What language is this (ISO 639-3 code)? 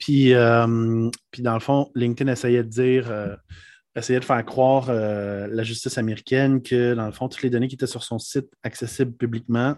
fra